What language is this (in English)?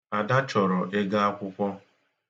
Igbo